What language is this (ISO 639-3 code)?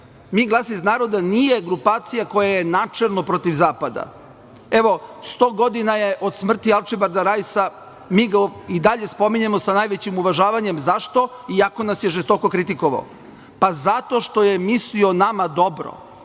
srp